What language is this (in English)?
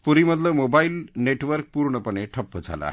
Marathi